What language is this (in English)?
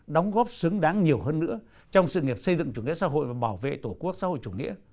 Vietnamese